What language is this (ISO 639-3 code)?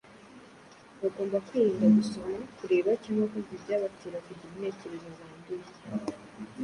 kin